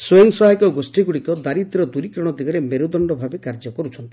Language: Odia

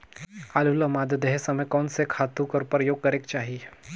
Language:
Chhattisgarhi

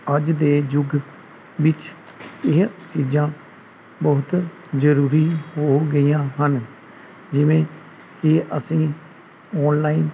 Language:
Punjabi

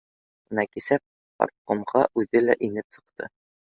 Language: Bashkir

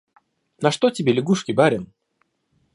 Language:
Russian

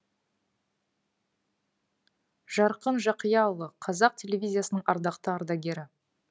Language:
Kazakh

